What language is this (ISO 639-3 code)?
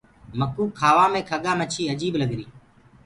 ggg